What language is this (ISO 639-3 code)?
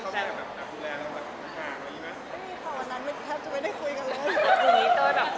tha